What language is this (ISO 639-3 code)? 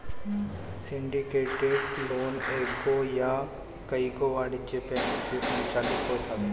bho